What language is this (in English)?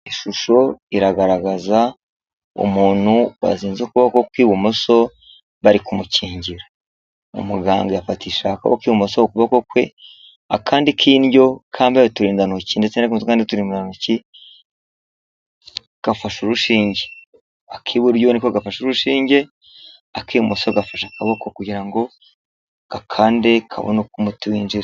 Kinyarwanda